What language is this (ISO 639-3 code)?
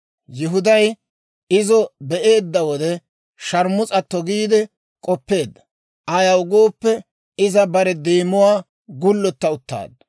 dwr